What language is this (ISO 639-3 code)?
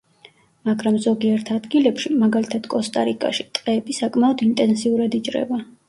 kat